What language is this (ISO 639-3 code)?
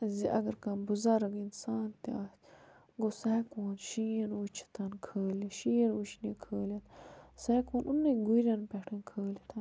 kas